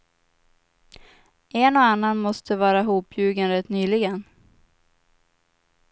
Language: Swedish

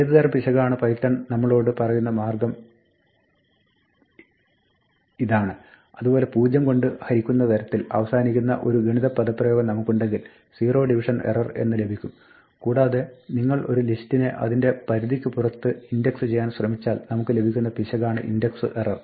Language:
Malayalam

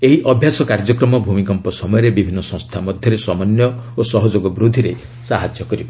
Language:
Odia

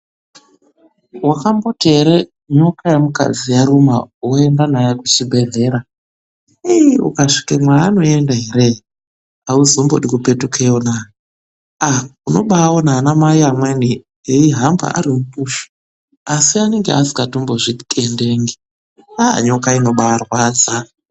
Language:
Ndau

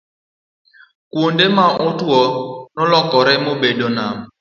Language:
Luo (Kenya and Tanzania)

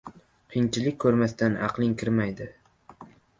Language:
Uzbek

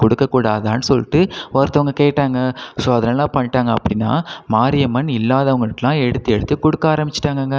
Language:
Tamil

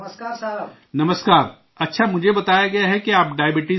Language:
Urdu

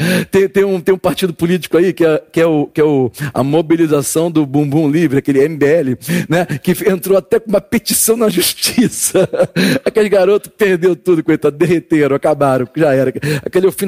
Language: Portuguese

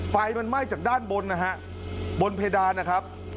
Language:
Thai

